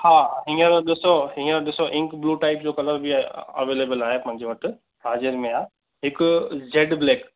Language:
Sindhi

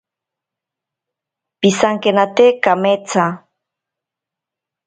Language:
Ashéninka Perené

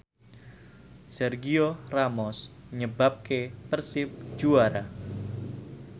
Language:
Javanese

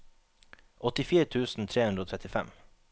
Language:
Norwegian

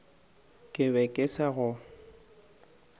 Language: Northern Sotho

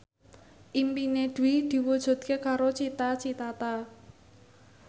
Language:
Javanese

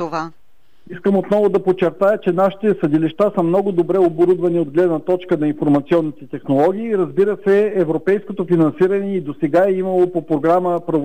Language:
Bulgarian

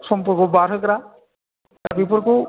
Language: Bodo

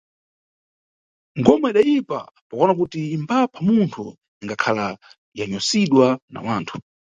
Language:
Nyungwe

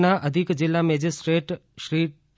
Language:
Gujarati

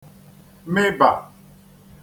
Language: Igbo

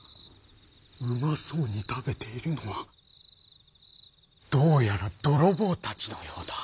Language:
Japanese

